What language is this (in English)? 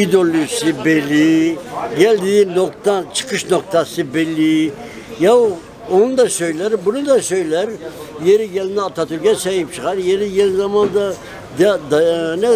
Turkish